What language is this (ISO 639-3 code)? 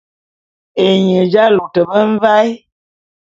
bum